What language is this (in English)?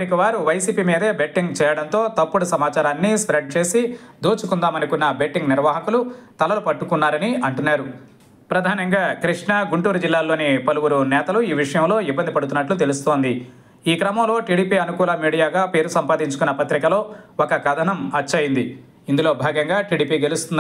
Telugu